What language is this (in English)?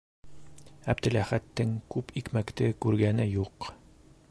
Bashkir